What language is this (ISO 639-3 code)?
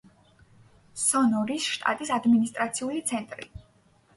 kat